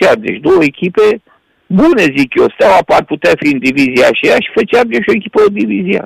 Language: Romanian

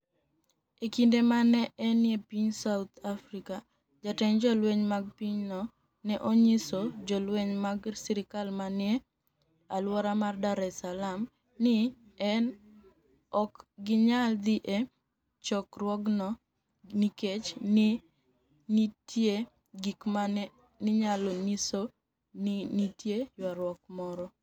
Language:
Luo (Kenya and Tanzania)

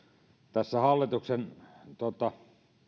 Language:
Finnish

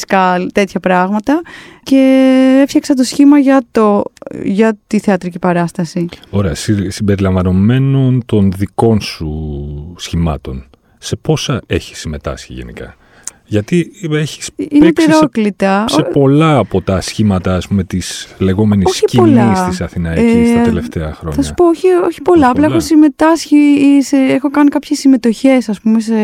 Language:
Greek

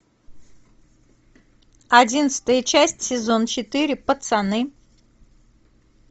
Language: Russian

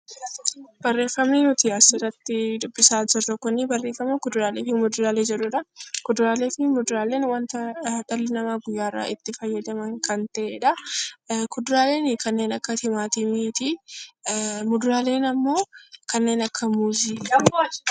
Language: Oromo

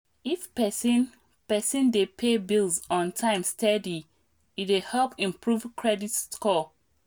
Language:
Nigerian Pidgin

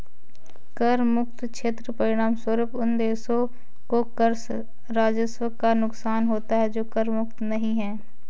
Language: Hindi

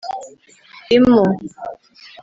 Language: Kinyarwanda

